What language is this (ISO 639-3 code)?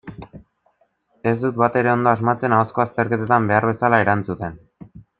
eus